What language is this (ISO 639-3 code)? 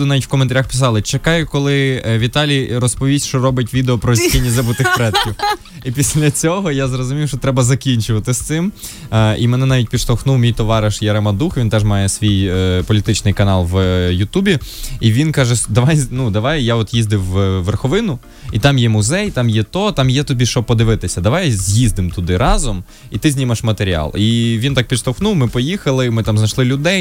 ukr